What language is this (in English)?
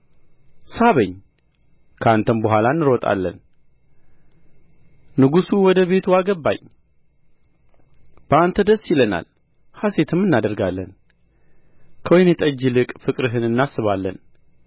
Amharic